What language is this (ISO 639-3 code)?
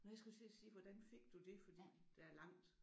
dan